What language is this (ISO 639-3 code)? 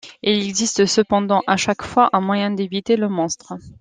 fra